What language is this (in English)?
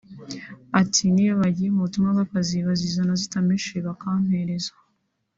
Kinyarwanda